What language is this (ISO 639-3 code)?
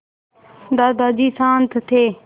hin